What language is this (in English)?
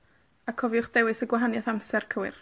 Welsh